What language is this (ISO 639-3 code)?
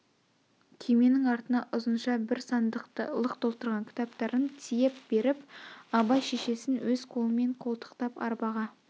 kaz